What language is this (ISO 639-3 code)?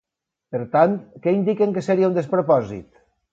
cat